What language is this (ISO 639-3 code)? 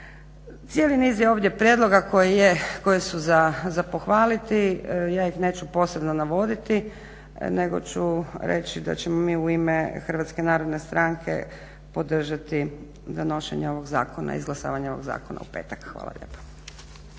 hrv